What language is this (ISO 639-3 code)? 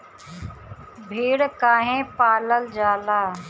bho